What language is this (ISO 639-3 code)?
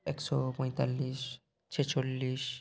ben